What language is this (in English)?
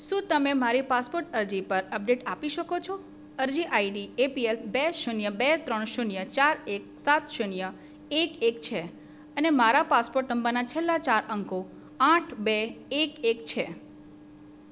Gujarati